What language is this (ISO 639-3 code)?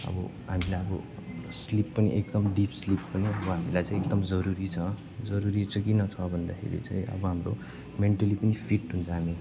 nep